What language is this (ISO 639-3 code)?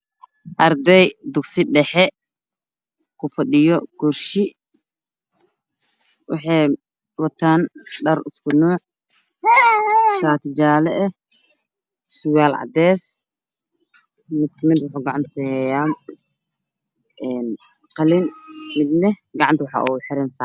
som